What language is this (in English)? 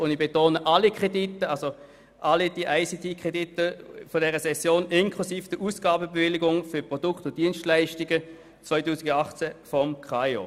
Swiss German